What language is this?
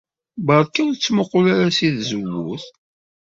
Kabyle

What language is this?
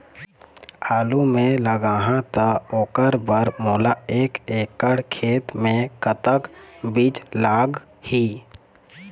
Chhattisgarhi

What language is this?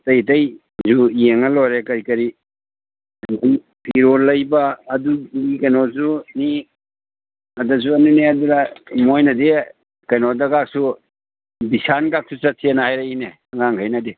Manipuri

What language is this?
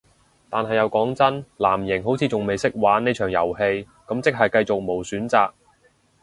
Cantonese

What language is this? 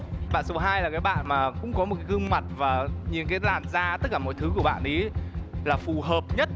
Vietnamese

